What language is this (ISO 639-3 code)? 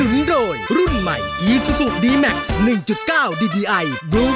tha